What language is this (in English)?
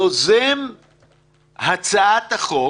Hebrew